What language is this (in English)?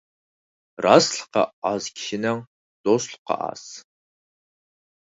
Uyghur